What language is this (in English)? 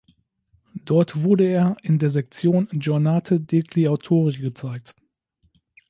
German